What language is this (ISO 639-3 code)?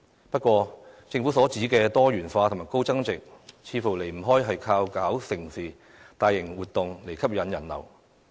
yue